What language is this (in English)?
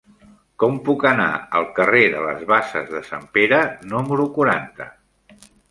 Catalan